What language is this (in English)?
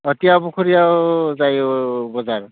Bodo